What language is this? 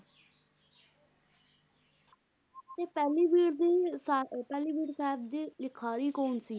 Punjabi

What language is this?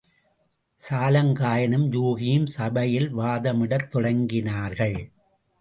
Tamil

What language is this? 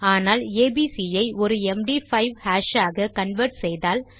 Tamil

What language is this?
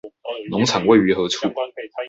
Chinese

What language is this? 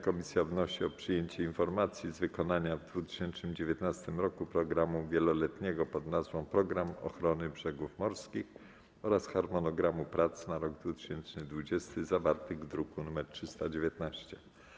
Polish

